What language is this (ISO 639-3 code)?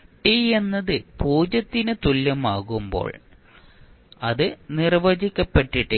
mal